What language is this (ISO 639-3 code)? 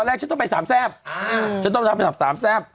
tha